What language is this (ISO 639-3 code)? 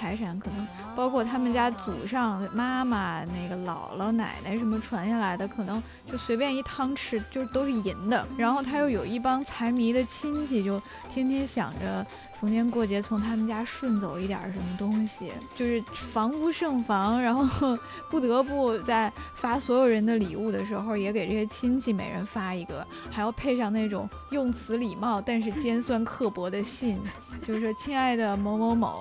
zho